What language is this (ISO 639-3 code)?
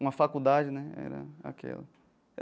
por